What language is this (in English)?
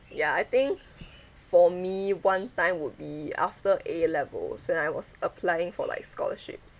English